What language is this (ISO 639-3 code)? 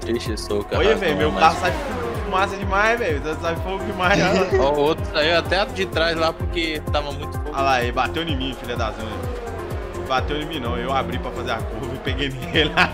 por